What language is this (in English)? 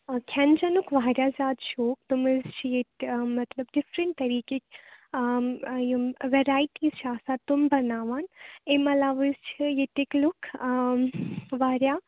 Kashmiri